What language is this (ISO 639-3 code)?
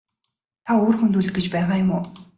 mon